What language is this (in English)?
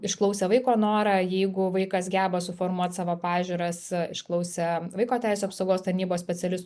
Lithuanian